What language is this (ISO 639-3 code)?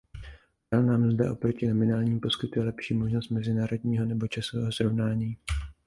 ces